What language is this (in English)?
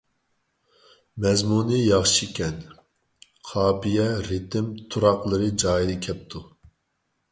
Uyghur